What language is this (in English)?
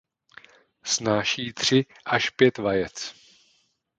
Czech